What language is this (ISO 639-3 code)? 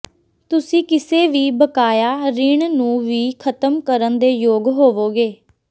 pan